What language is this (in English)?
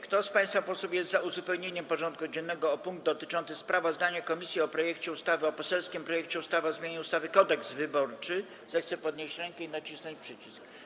Polish